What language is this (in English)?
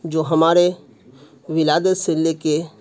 Urdu